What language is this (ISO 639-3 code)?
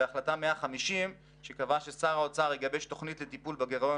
heb